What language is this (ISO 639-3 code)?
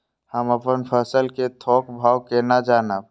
mai